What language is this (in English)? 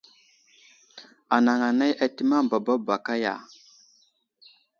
Wuzlam